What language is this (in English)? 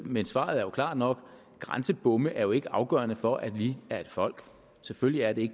Danish